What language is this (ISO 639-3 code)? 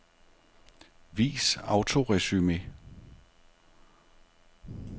dan